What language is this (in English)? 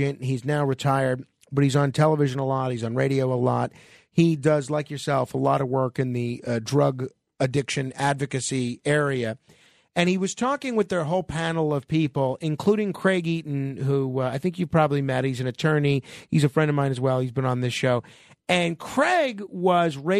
English